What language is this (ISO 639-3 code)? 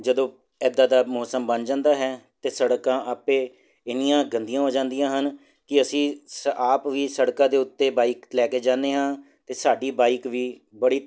pan